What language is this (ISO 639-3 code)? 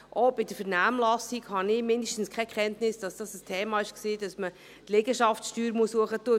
gsw